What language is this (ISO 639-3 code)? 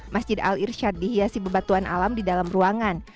ind